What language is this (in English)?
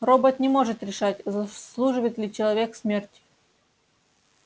Russian